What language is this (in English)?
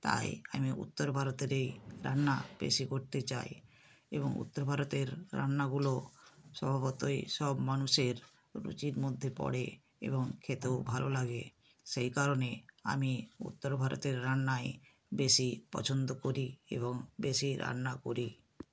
Bangla